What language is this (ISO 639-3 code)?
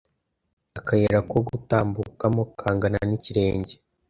kin